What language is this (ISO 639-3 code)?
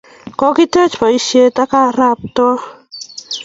kln